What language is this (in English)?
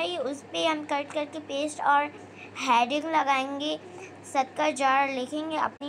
Hindi